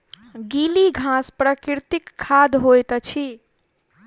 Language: Maithili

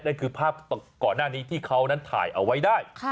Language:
Thai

